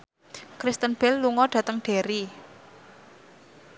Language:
Javanese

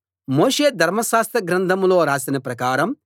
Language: Telugu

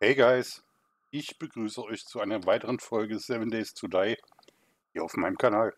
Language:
German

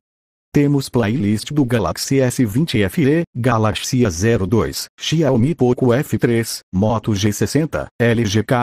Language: Portuguese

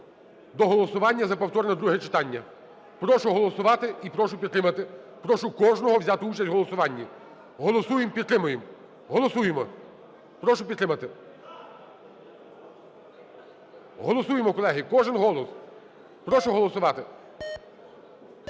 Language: Ukrainian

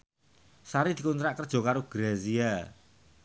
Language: Javanese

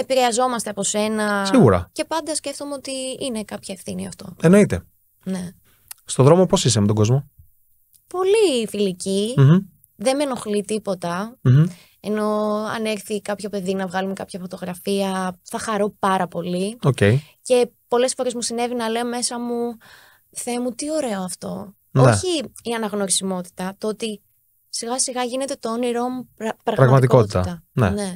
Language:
Greek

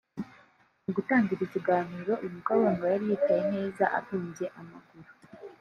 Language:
Kinyarwanda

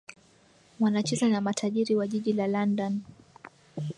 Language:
Swahili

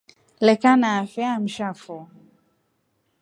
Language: Rombo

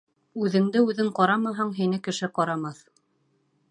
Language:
Bashkir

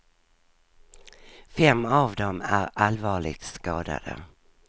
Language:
Swedish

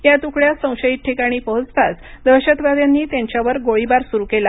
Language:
Marathi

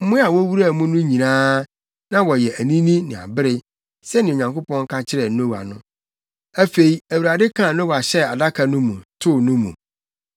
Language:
Akan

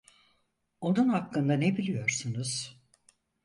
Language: Turkish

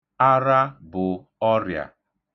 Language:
Igbo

